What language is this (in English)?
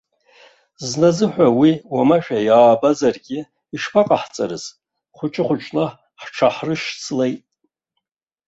Abkhazian